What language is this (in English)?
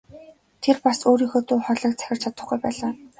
Mongolian